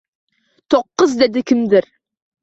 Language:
Uzbek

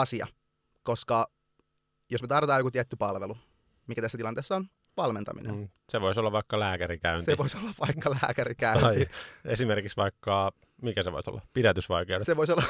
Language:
Finnish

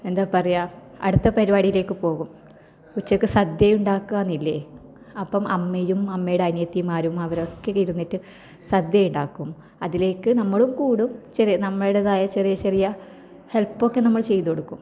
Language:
Malayalam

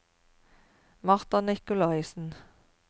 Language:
Norwegian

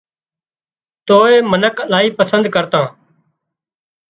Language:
Wadiyara Koli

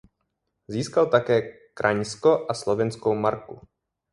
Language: Czech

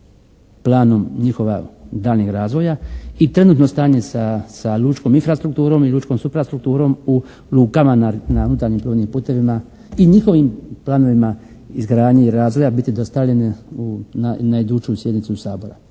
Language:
Croatian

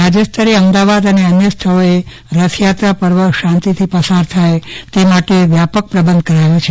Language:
Gujarati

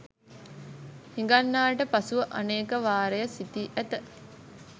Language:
Sinhala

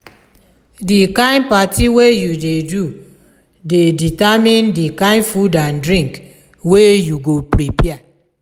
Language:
Nigerian Pidgin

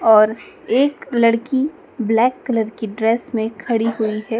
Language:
Hindi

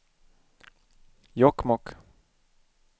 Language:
Swedish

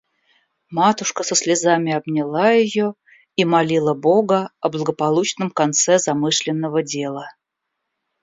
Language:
Russian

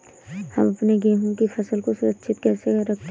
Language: Hindi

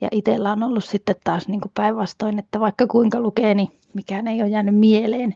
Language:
Finnish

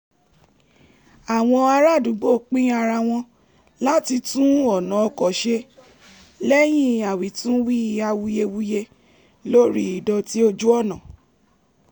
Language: Yoruba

